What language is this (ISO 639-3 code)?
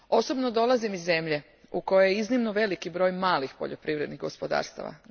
hrv